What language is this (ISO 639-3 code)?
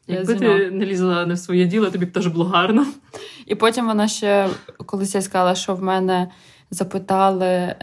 ukr